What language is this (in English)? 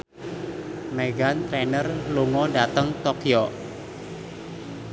Javanese